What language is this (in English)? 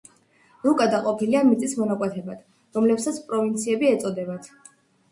Georgian